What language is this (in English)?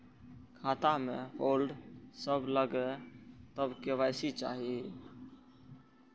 Maithili